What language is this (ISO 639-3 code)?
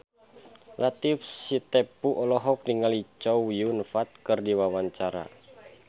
sun